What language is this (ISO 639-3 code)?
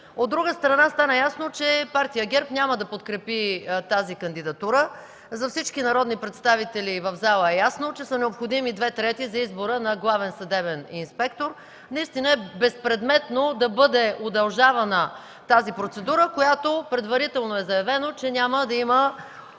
bul